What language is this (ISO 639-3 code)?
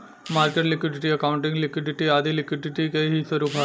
bho